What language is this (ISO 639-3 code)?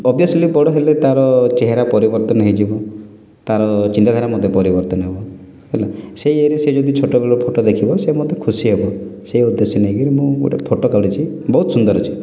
ori